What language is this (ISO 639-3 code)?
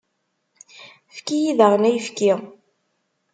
kab